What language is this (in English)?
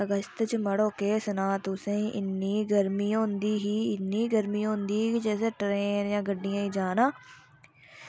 Dogri